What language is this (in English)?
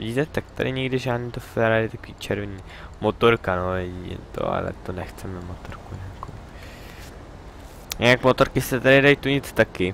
Czech